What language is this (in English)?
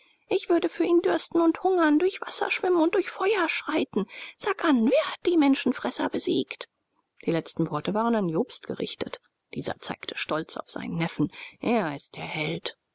German